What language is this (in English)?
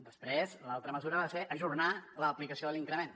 Catalan